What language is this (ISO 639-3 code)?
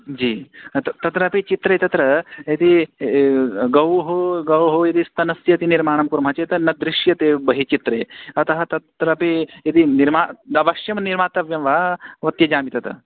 san